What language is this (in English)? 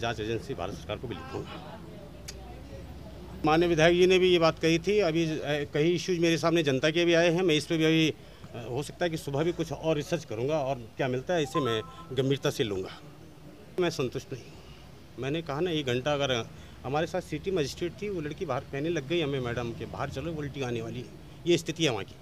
Hindi